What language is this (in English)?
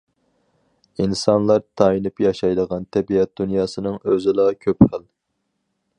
Uyghur